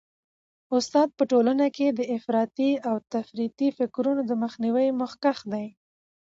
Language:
Pashto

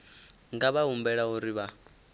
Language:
Venda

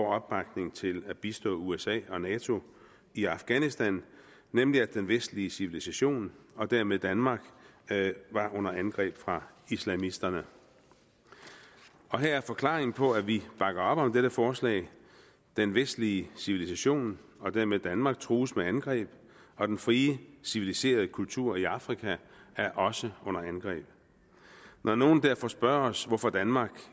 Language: Danish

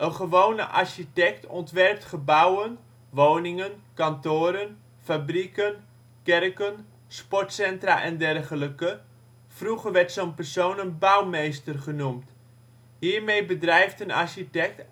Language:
Dutch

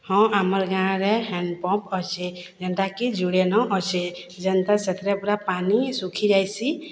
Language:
Odia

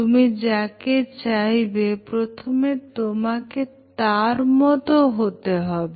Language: Bangla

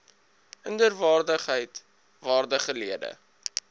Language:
Afrikaans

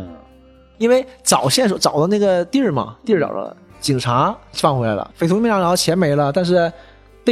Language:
Chinese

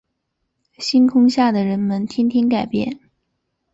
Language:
Chinese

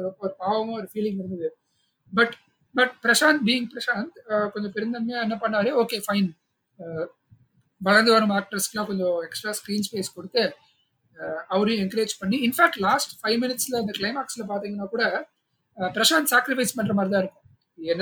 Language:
Tamil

